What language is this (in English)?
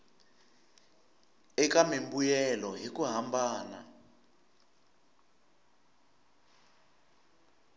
Tsonga